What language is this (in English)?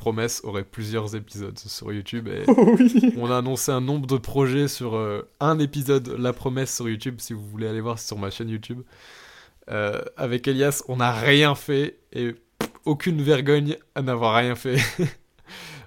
French